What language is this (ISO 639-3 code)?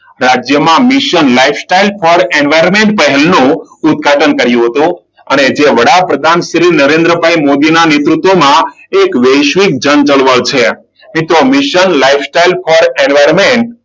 guj